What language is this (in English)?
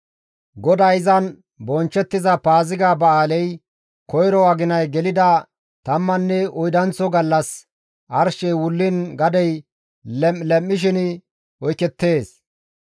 Gamo